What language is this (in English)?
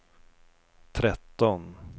Swedish